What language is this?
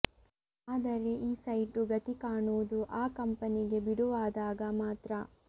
Kannada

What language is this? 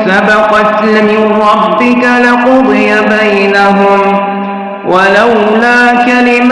Arabic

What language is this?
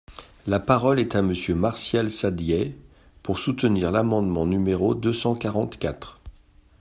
French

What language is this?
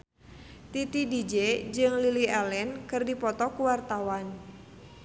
Sundanese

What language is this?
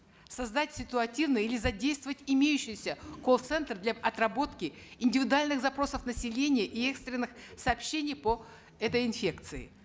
Kazakh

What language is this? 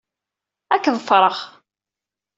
Kabyle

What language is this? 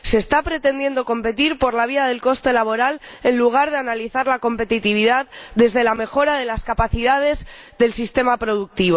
Spanish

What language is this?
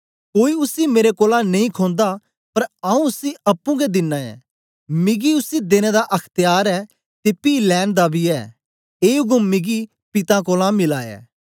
Dogri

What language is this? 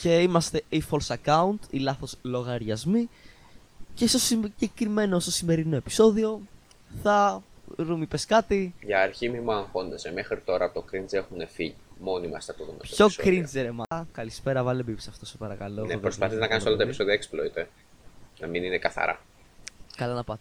Greek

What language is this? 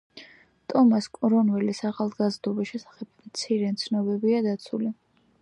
Georgian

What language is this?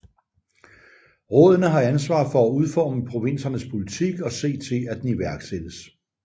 Danish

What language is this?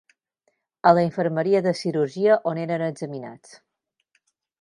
Catalan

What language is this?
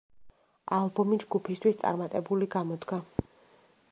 Georgian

